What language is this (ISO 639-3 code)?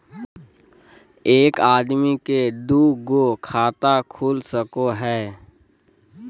mag